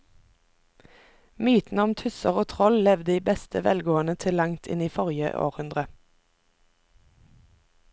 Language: Norwegian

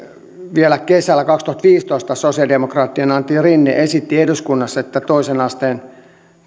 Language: Finnish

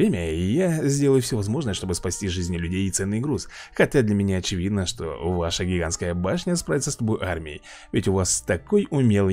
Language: Russian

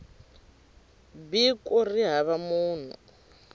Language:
Tsonga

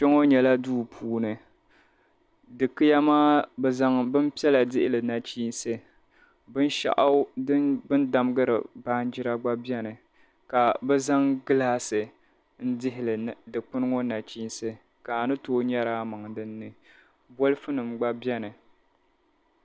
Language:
Dagbani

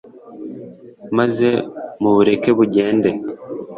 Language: Kinyarwanda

